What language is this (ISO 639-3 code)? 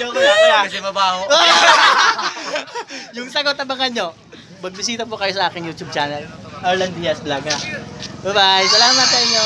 fil